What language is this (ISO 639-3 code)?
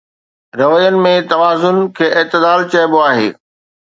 snd